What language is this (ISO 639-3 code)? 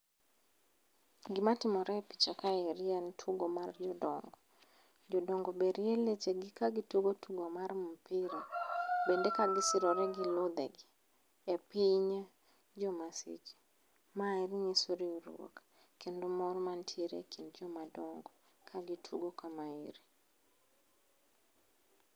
luo